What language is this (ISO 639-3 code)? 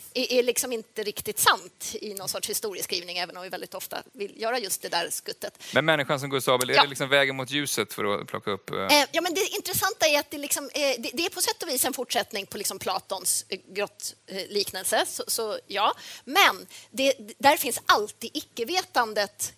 swe